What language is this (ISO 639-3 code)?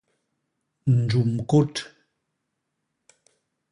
bas